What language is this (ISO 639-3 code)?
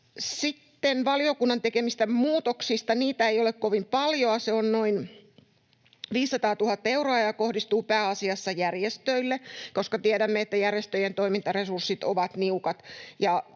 fin